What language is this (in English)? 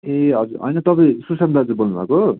Nepali